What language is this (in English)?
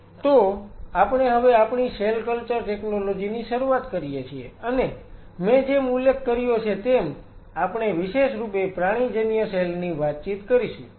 Gujarati